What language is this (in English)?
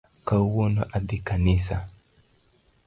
Luo (Kenya and Tanzania)